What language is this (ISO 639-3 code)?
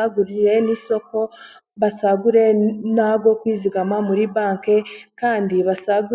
kin